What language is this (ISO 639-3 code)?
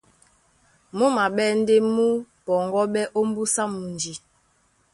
dua